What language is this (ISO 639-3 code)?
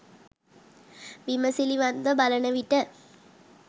sin